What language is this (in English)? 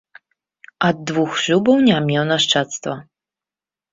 Belarusian